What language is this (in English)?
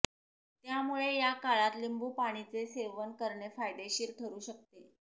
Marathi